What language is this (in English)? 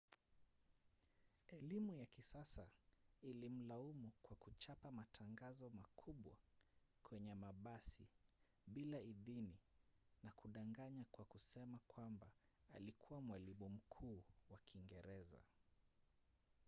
Swahili